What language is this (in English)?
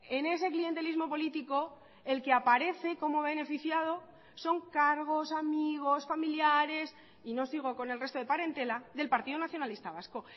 Spanish